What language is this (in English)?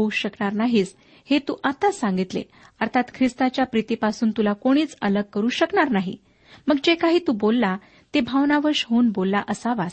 Marathi